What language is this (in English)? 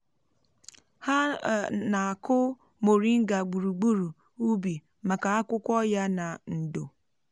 Igbo